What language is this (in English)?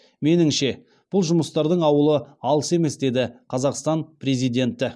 Kazakh